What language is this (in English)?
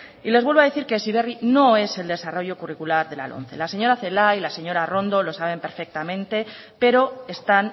Spanish